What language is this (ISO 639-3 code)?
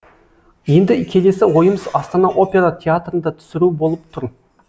kaz